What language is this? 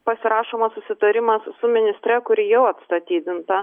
Lithuanian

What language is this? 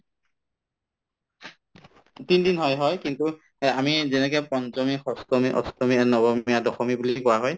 Assamese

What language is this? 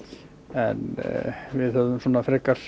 Icelandic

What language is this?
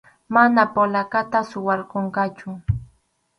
Arequipa-La Unión Quechua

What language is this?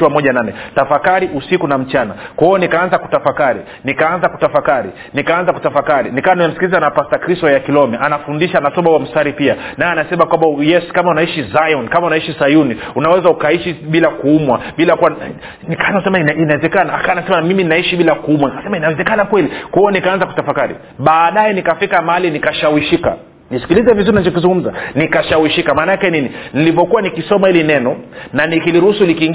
Swahili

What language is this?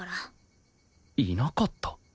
Japanese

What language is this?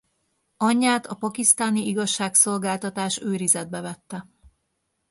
Hungarian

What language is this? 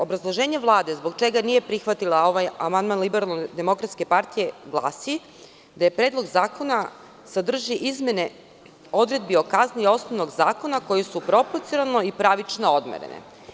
Serbian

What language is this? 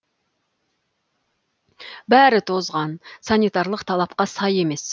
Kazakh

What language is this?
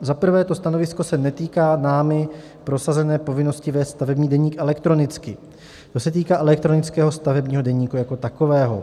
Czech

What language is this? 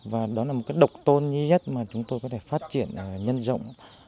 Vietnamese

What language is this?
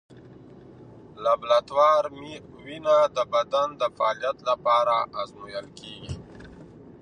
Pashto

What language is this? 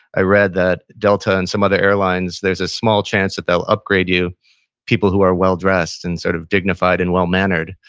English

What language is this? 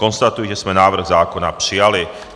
Czech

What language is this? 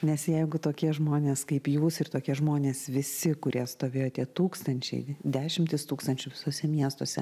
Lithuanian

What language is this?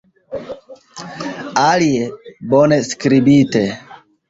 Esperanto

